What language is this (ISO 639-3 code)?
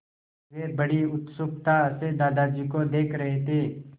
hin